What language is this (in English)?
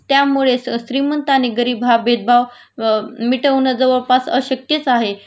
Marathi